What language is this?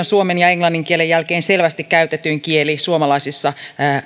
Finnish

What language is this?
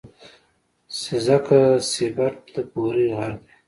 Pashto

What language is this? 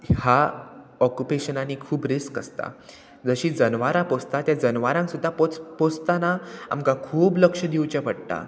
Konkani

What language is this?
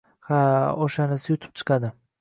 Uzbek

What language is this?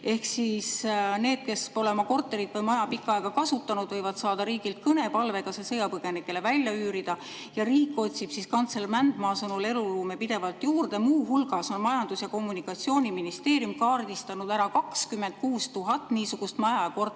Estonian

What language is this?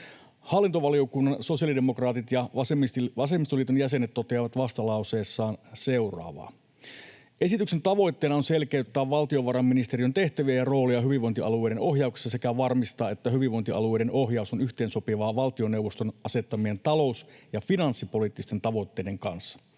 Finnish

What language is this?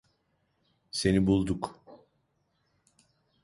Turkish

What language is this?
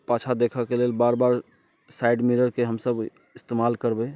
Maithili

